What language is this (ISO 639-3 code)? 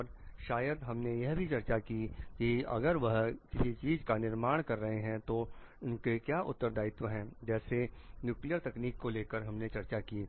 hin